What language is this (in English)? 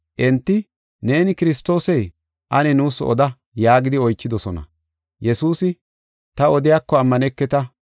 Gofa